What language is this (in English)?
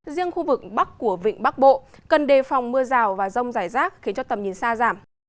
Vietnamese